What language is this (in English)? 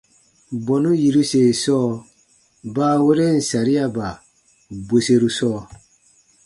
Baatonum